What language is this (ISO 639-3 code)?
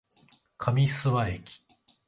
jpn